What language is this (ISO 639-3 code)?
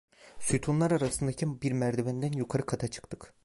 tur